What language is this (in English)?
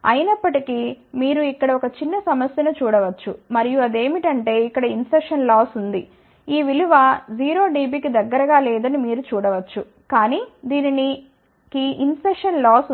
Telugu